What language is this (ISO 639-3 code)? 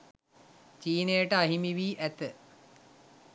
sin